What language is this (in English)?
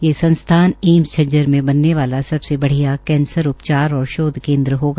Hindi